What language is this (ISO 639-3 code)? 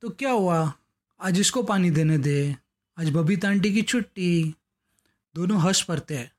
hin